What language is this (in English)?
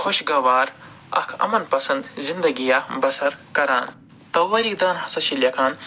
Kashmiri